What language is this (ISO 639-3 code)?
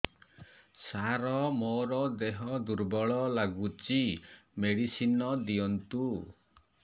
ori